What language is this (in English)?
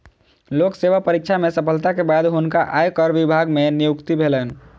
Maithili